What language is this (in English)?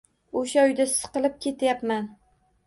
Uzbek